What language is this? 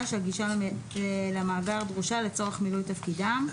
Hebrew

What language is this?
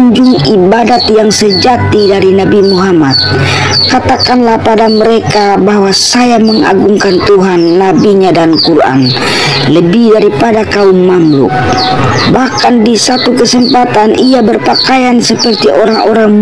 Indonesian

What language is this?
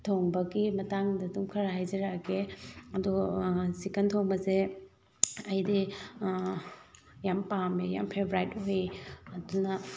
Manipuri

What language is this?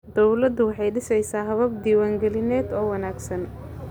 Somali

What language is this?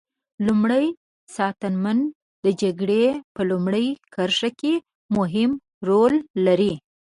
Pashto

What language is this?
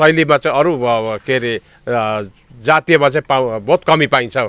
Nepali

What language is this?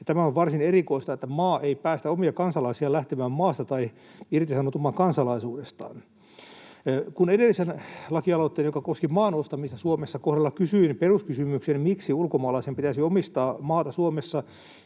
Finnish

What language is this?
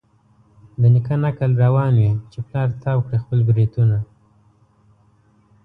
Pashto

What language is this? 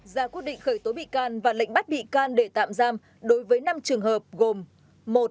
Vietnamese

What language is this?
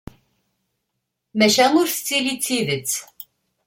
Kabyle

